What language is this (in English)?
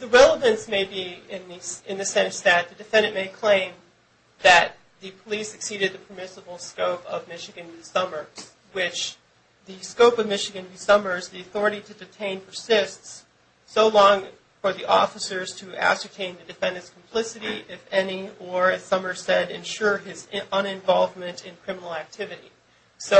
English